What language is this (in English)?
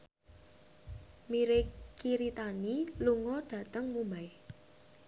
Javanese